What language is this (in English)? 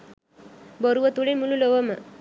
Sinhala